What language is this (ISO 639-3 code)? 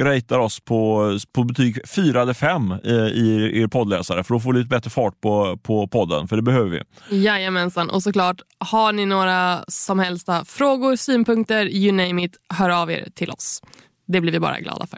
swe